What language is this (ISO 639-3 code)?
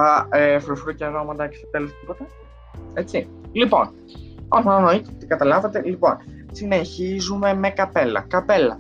ell